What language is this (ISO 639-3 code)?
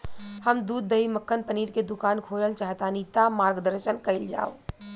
bho